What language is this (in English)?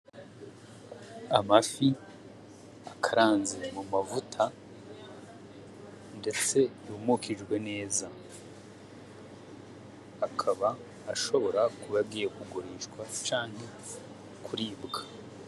Rundi